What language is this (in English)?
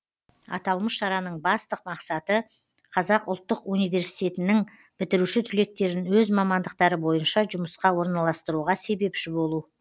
Kazakh